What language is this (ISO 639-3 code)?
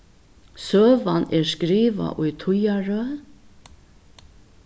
fao